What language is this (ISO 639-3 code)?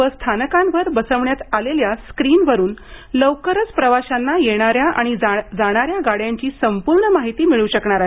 mar